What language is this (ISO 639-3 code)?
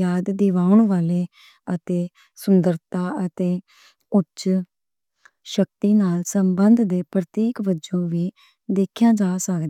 lah